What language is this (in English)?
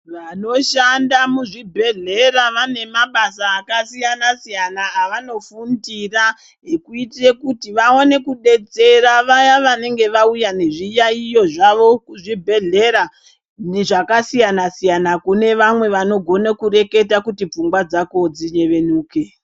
Ndau